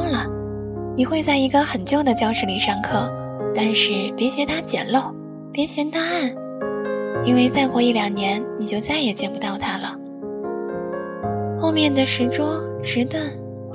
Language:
Chinese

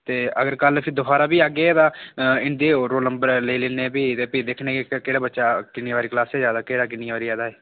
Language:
Dogri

